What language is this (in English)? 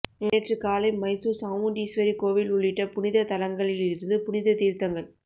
Tamil